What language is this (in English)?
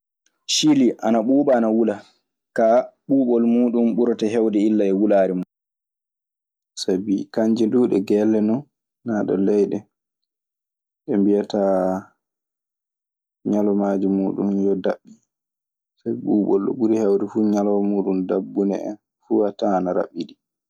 Maasina Fulfulde